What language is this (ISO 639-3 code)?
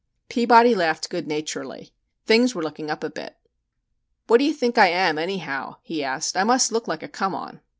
eng